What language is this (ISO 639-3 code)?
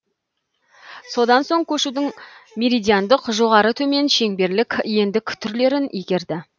kaz